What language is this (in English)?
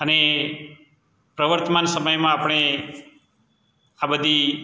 Gujarati